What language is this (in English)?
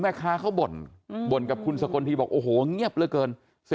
Thai